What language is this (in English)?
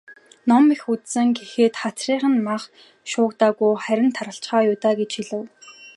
Mongolian